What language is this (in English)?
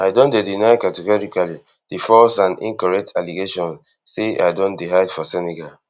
Nigerian Pidgin